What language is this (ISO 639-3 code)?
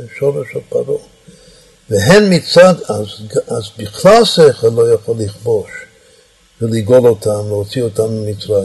heb